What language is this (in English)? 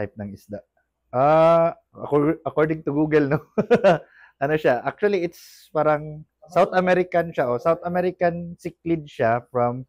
Filipino